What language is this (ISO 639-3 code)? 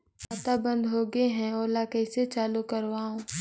hne